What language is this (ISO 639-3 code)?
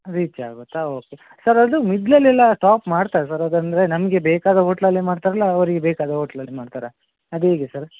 kan